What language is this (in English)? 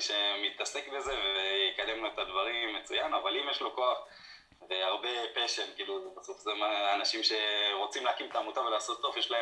Hebrew